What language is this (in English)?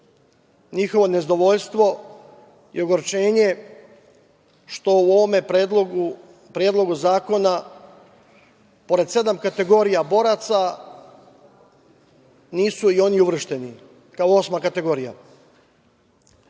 Serbian